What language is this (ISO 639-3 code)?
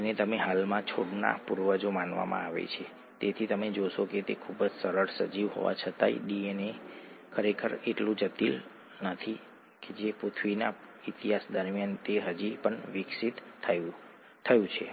guj